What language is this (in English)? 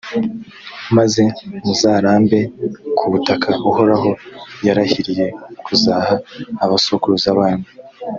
Kinyarwanda